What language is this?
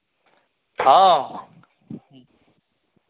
Maithili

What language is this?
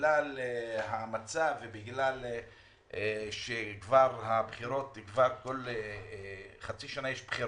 Hebrew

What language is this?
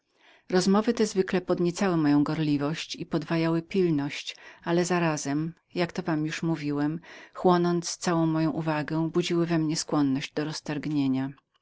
Polish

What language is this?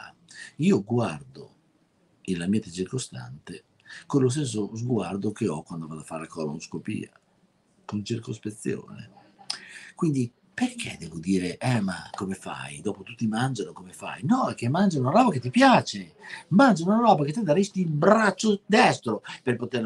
Italian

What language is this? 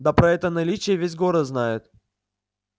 Russian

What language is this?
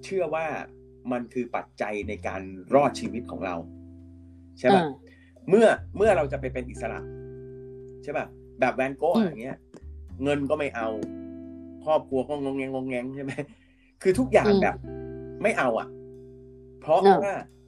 Thai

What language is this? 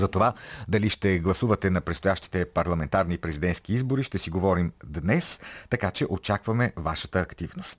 Bulgarian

